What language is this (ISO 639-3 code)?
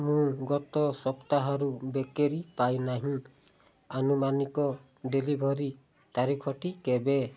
ori